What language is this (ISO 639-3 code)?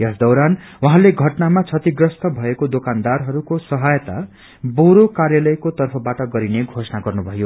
nep